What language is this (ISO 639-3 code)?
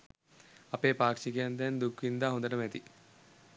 sin